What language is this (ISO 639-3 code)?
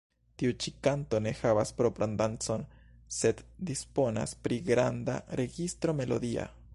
epo